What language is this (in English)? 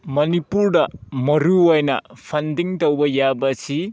Manipuri